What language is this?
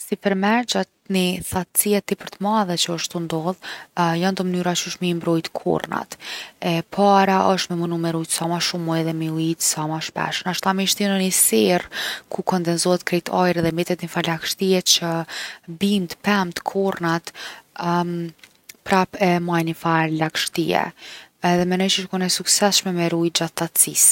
Gheg Albanian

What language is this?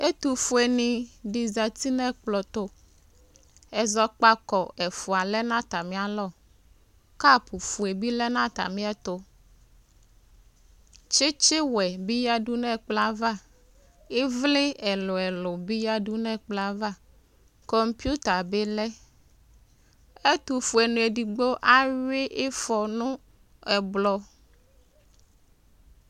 Ikposo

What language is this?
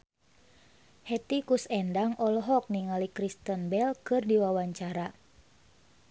Sundanese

